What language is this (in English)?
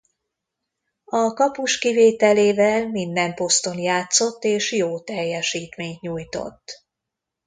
Hungarian